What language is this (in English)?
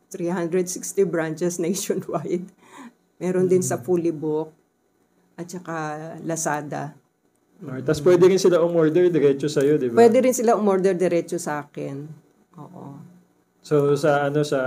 Filipino